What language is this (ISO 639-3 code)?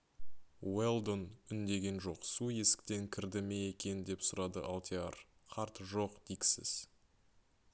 kaz